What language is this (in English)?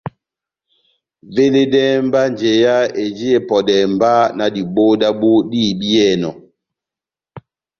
Batanga